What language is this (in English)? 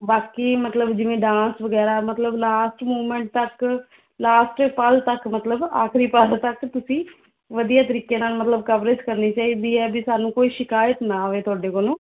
Punjabi